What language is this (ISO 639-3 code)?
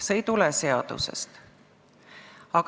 est